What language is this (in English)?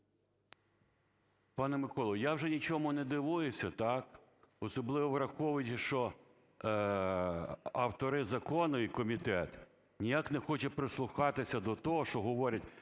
Ukrainian